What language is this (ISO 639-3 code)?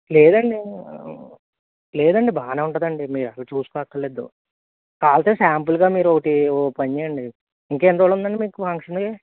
tel